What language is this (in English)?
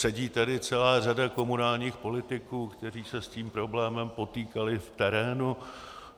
Czech